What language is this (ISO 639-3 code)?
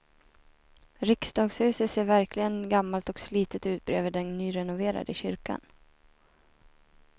swe